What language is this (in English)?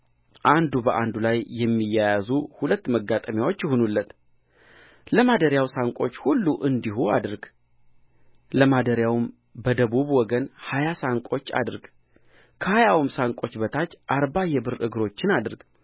Amharic